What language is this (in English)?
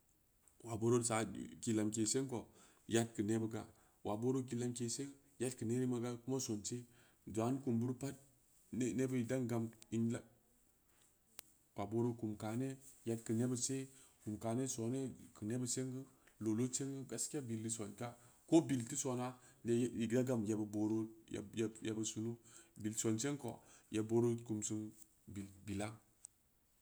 Samba Leko